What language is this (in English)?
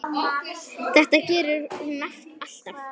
Icelandic